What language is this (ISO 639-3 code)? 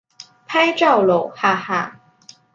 zho